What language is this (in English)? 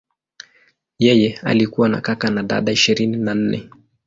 Swahili